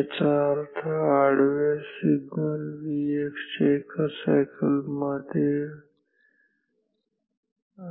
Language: Marathi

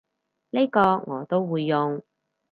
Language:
Cantonese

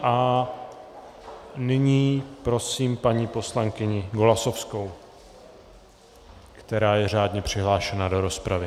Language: Czech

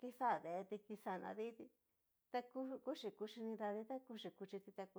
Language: Cacaloxtepec Mixtec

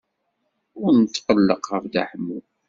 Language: Kabyle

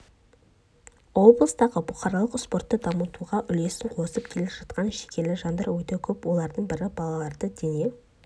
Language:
Kazakh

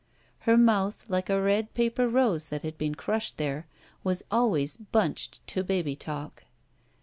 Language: English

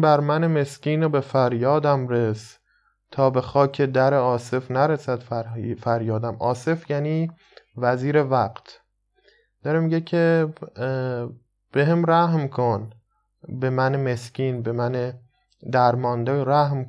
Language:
Persian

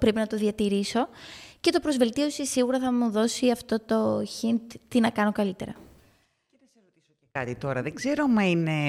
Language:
Greek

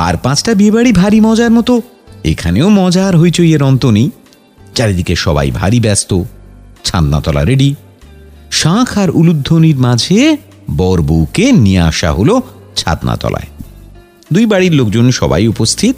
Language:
Bangla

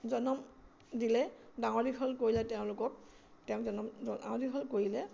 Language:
Assamese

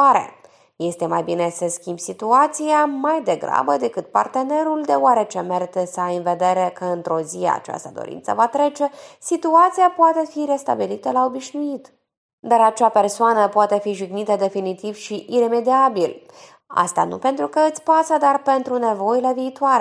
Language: Romanian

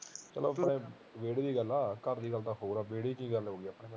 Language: Punjabi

